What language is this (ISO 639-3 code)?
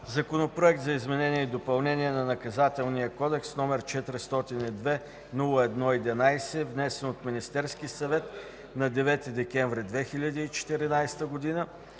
bul